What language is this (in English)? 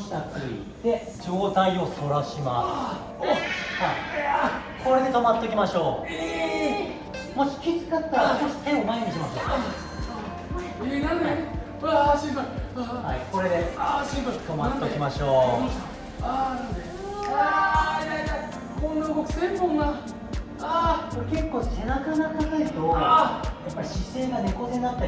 Japanese